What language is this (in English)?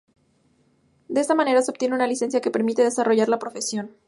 Spanish